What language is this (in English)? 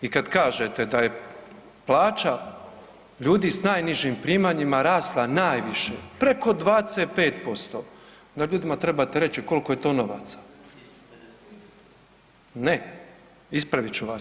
Croatian